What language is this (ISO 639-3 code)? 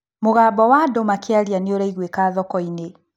kik